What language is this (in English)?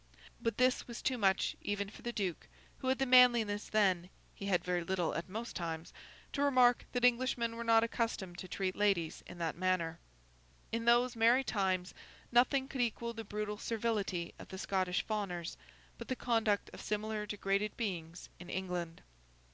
English